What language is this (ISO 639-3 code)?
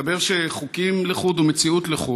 heb